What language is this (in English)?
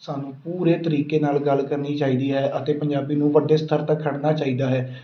Punjabi